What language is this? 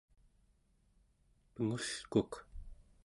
Central Yupik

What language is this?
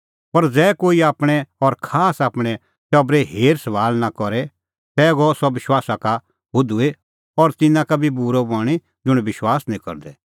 Kullu Pahari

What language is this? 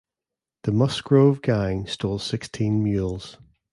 English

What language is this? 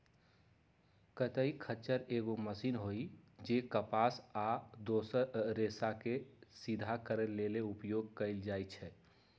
Magahi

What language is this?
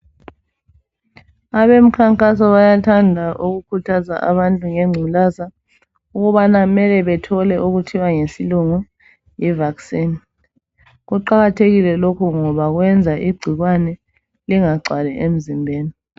North Ndebele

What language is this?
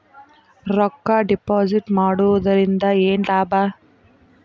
Kannada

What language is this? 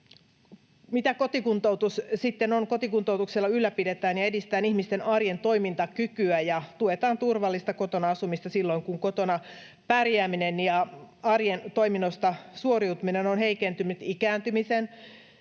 Finnish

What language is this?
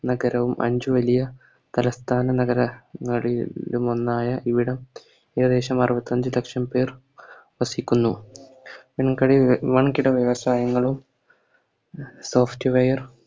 Malayalam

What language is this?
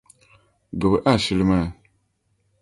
Dagbani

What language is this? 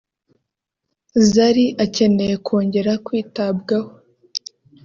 Kinyarwanda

